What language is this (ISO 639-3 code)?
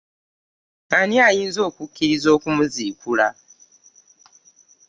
lug